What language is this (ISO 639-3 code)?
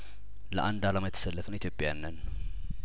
amh